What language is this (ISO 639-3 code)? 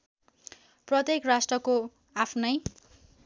nep